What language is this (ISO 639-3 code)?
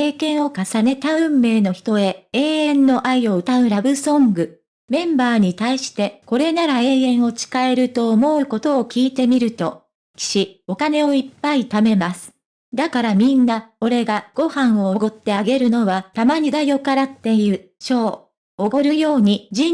jpn